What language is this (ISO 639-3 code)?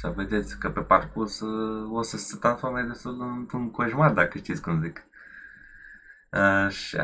ron